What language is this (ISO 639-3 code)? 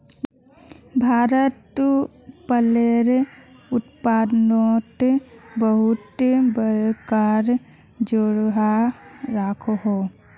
mag